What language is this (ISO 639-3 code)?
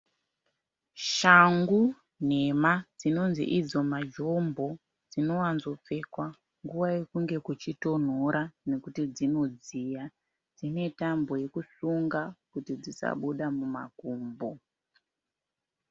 sna